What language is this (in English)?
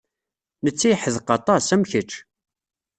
Kabyle